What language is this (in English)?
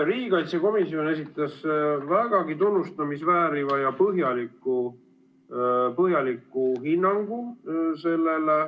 Estonian